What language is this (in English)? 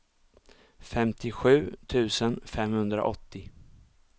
Swedish